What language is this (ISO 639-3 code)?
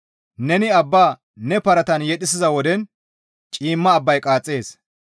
gmv